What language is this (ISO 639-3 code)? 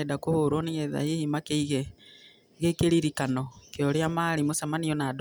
kik